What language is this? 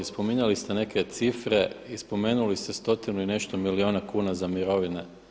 Croatian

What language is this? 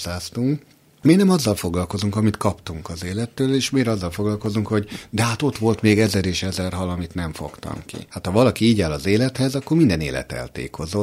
Hungarian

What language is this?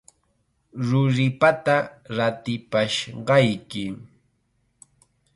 Chiquián Ancash Quechua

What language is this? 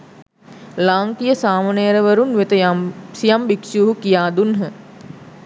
Sinhala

